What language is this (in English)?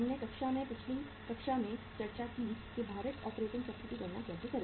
Hindi